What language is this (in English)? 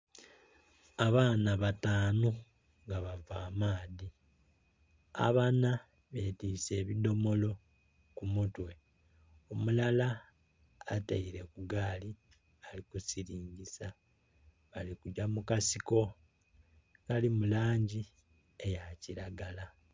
Soga